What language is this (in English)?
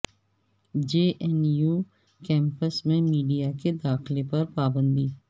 Urdu